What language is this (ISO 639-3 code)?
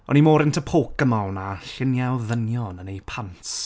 cym